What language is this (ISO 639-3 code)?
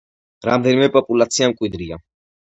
kat